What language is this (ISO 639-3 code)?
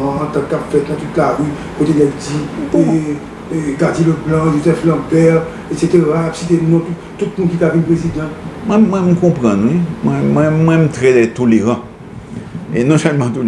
fra